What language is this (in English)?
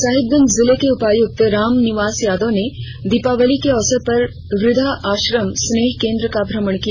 Hindi